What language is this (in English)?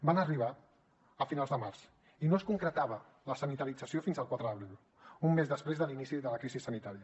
Catalan